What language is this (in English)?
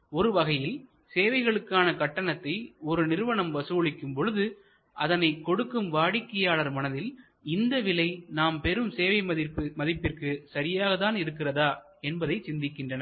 Tamil